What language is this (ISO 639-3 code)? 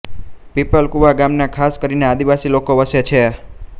guj